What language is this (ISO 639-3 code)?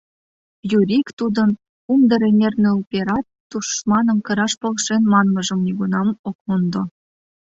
chm